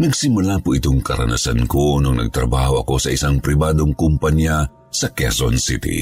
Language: Filipino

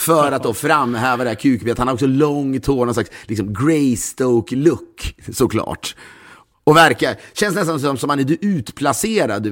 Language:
Swedish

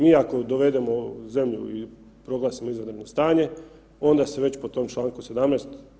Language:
Croatian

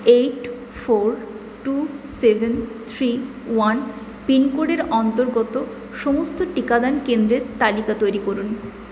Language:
Bangla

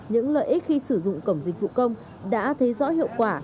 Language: Vietnamese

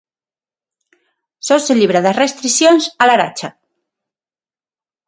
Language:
Galician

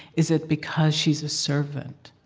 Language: English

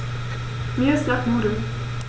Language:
German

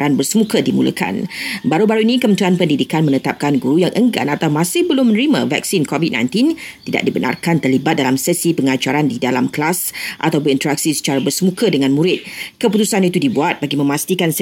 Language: Malay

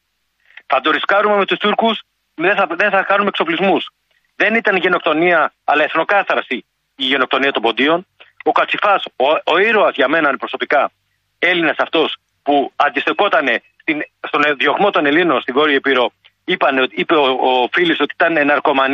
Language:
Greek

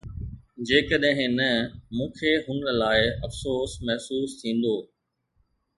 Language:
Sindhi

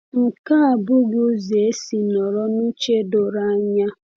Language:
Igbo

